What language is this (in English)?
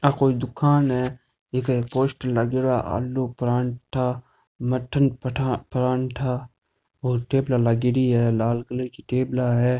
Rajasthani